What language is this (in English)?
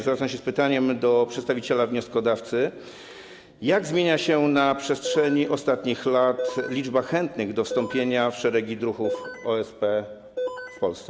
Polish